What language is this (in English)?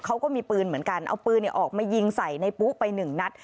Thai